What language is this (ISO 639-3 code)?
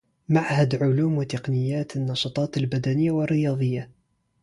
ara